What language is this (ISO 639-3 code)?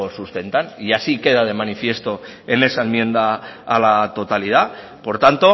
spa